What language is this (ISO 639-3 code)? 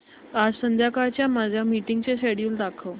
mar